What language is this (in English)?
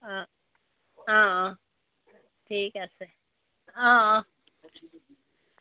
Assamese